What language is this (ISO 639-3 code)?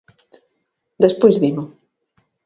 glg